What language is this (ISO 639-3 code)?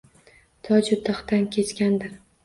uzb